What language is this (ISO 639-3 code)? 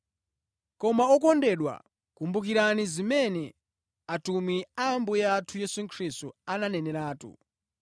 nya